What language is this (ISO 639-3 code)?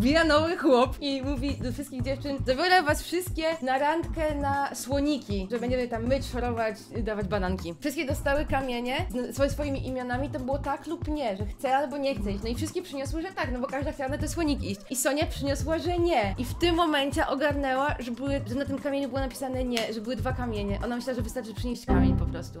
pol